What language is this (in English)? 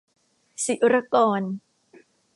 Thai